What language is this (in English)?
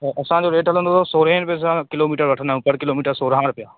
Sindhi